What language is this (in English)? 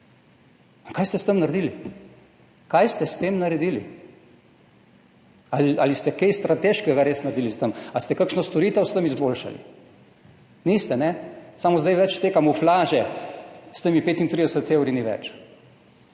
Slovenian